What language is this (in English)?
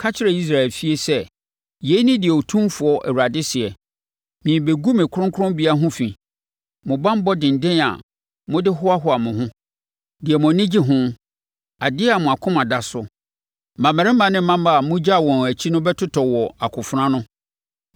Akan